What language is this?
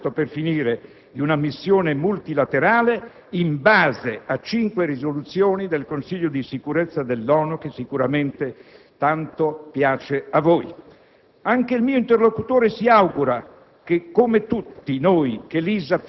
Italian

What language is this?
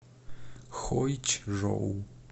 Russian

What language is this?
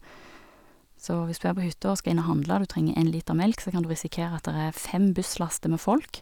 Norwegian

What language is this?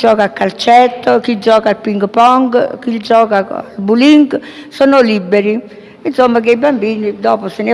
Italian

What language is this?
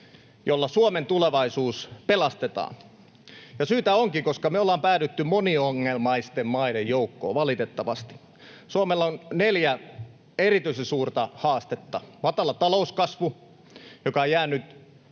Finnish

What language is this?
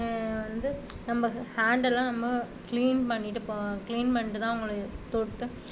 Tamil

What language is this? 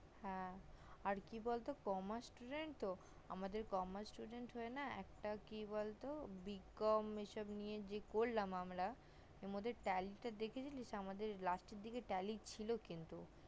Bangla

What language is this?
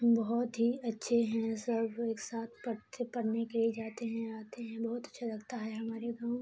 Urdu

